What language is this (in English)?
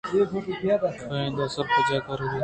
Eastern Balochi